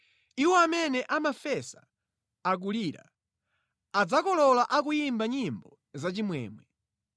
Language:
Nyanja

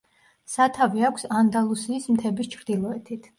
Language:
Georgian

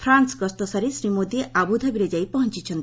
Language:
Odia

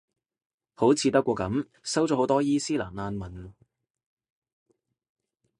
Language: Cantonese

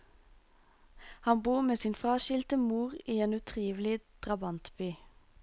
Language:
Norwegian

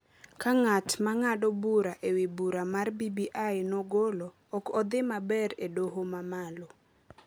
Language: Luo (Kenya and Tanzania)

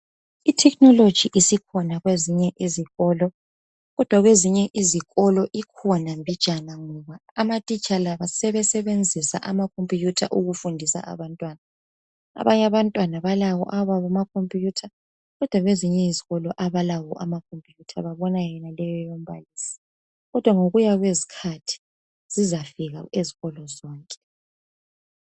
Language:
North Ndebele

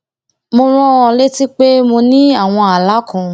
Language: Yoruba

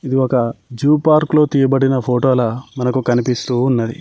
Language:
Telugu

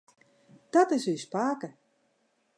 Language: Western Frisian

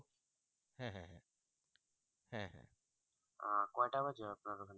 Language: Bangla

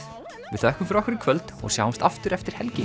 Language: Icelandic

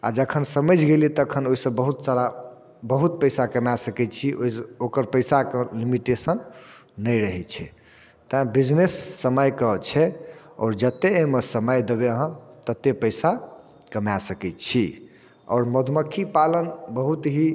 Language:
Maithili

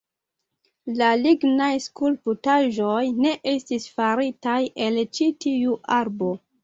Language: Esperanto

